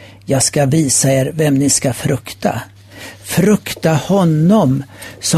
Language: Swedish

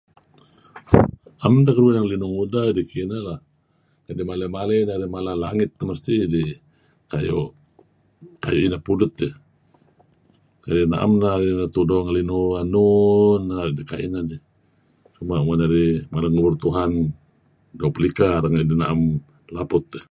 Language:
Kelabit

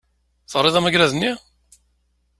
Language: Kabyle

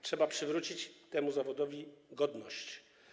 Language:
Polish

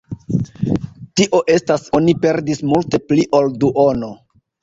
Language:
Esperanto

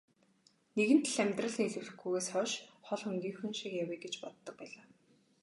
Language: Mongolian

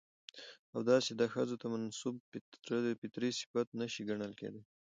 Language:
Pashto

